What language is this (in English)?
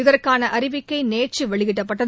Tamil